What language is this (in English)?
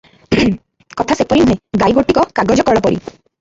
Odia